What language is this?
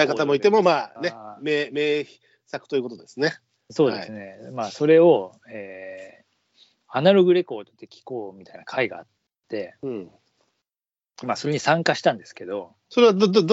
Japanese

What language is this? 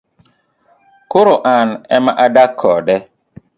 Luo (Kenya and Tanzania)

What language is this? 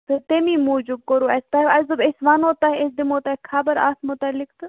Kashmiri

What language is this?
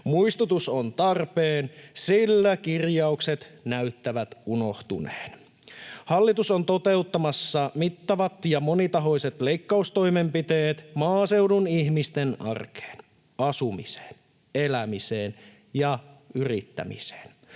Finnish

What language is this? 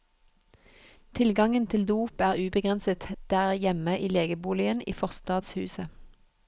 Norwegian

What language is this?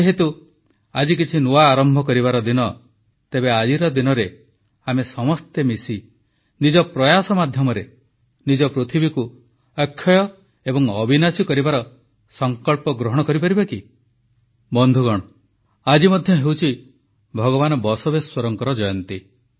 Odia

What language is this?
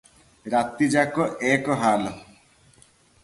Odia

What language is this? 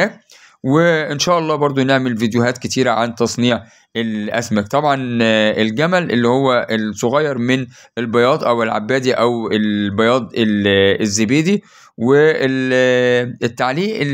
Arabic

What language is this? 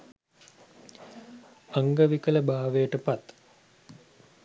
Sinhala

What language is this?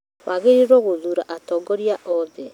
Kikuyu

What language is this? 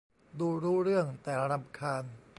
Thai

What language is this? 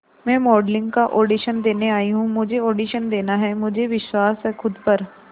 Hindi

